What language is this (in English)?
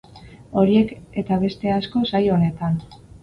Basque